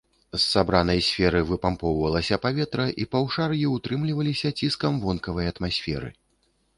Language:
Belarusian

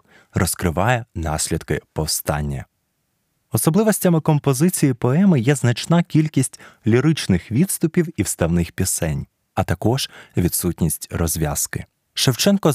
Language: Ukrainian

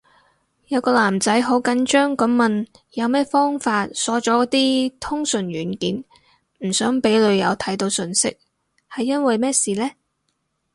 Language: Cantonese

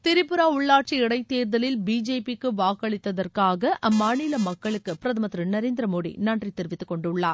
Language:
Tamil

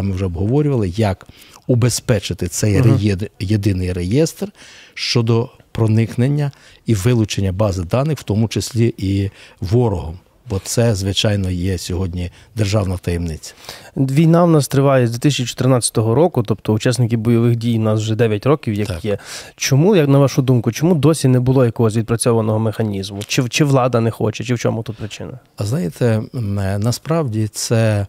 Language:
Ukrainian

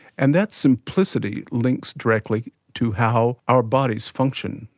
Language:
English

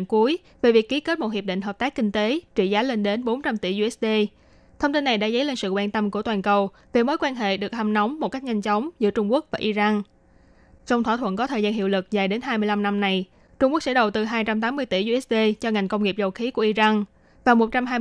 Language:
Vietnamese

